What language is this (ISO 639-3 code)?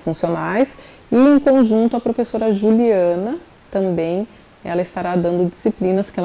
por